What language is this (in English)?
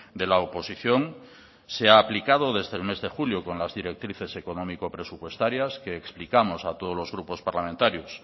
Spanish